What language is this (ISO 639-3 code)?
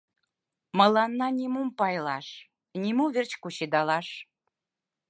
chm